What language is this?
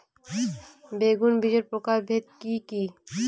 Bangla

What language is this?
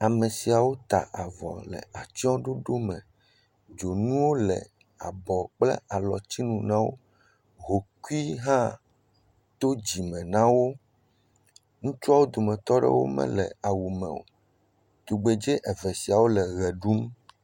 Ewe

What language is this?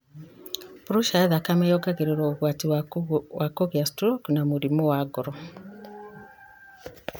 Kikuyu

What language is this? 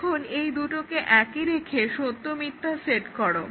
Bangla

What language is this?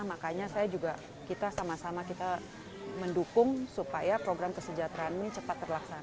Indonesian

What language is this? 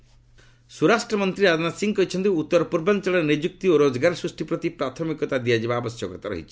Odia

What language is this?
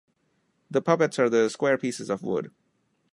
English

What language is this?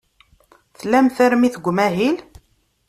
Kabyle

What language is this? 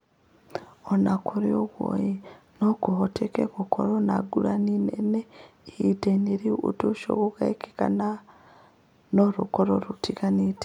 Kikuyu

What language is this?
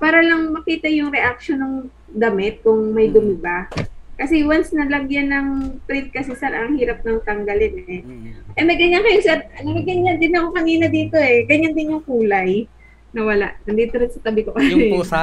Filipino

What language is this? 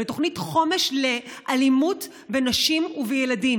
Hebrew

